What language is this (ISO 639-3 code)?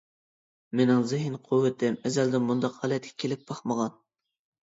uig